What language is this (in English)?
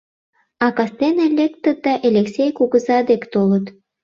Mari